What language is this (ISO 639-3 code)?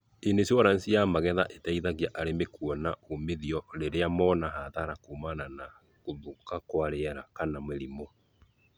kik